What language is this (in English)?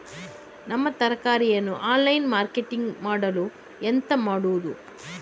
Kannada